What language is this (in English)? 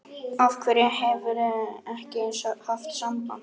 Icelandic